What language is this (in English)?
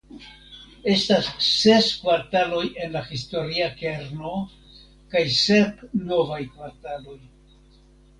Esperanto